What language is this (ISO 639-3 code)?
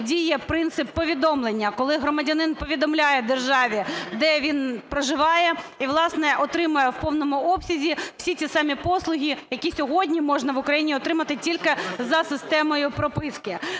ukr